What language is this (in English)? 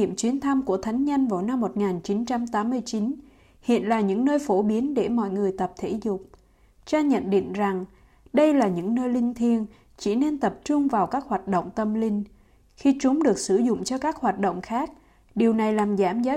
Vietnamese